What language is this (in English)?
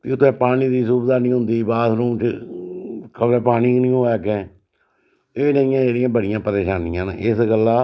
Dogri